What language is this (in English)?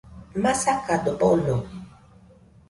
Nüpode Huitoto